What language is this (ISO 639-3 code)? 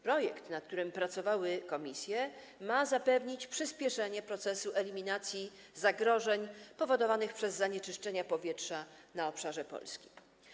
pol